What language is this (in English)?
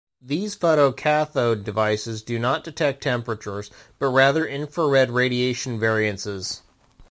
English